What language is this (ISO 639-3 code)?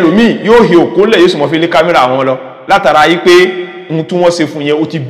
ara